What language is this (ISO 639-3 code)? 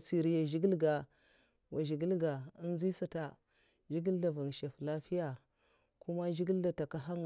maf